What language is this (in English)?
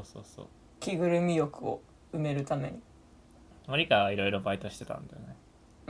Japanese